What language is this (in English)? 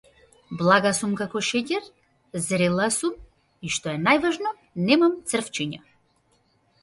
Macedonian